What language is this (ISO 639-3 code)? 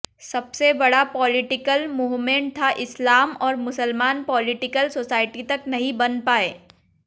hin